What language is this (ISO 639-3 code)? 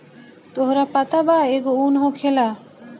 bho